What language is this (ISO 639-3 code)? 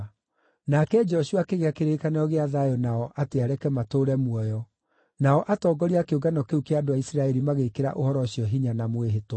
kik